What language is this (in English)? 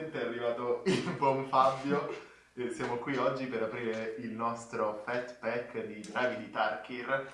Italian